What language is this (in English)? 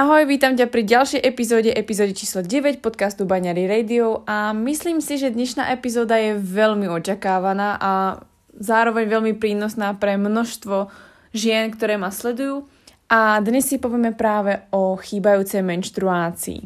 Slovak